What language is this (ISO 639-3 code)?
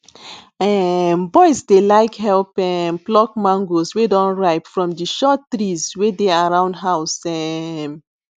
pcm